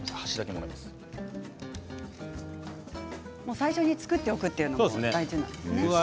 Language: Japanese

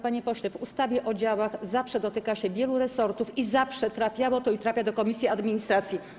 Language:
Polish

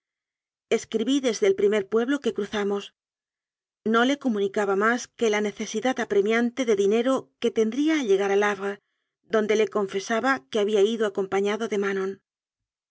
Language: Spanish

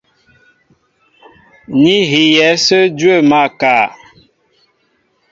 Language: Mbo (Cameroon)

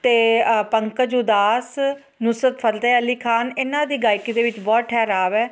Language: Punjabi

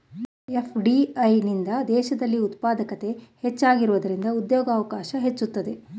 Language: Kannada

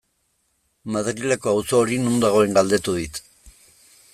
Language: Basque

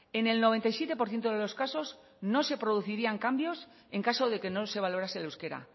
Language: Spanish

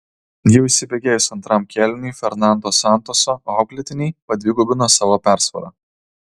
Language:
Lithuanian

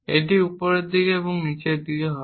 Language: Bangla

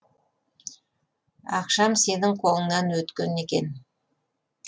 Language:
Kazakh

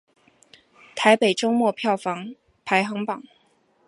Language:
Chinese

